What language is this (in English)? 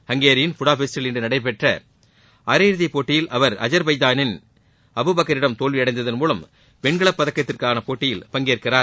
Tamil